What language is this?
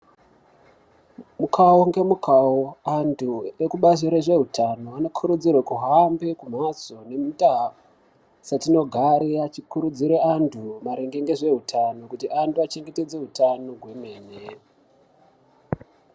Ndau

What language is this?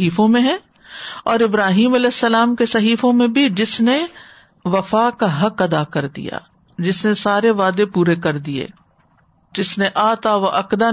Urdu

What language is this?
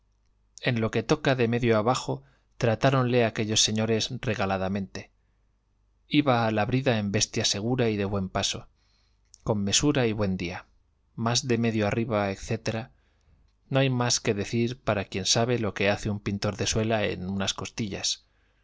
Spanish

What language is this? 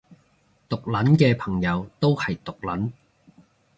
Cantonese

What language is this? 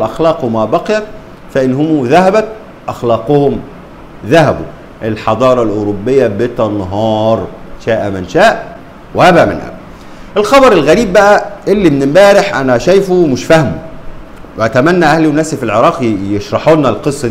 Arabic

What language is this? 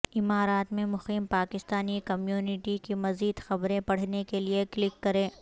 Urdu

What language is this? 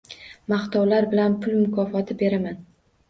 Uzbek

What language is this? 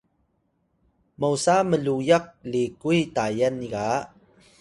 Atayal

